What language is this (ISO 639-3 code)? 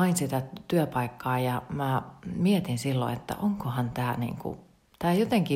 fin